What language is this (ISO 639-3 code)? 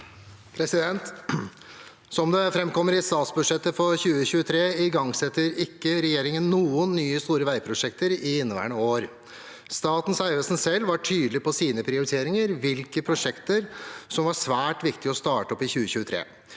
nor